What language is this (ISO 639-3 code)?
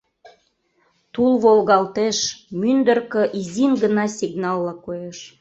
chm